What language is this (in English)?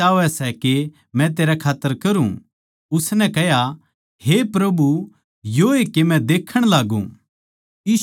Haryanvi